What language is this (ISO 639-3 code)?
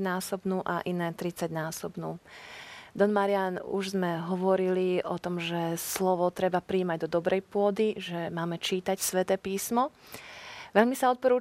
slk